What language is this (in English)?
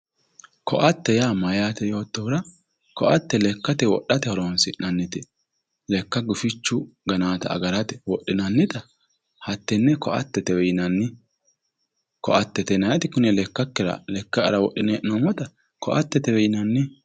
Sidamo